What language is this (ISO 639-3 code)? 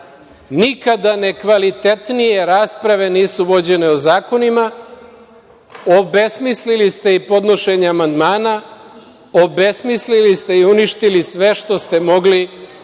srp